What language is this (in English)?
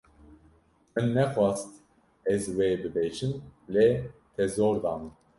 Kurdish